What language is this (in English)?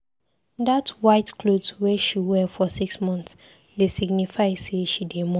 Nigerian Pidgin